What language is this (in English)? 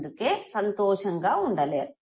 Telugu